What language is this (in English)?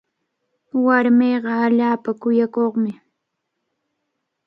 Cajatambo North Lima Quechua